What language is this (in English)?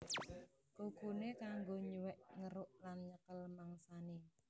Javanese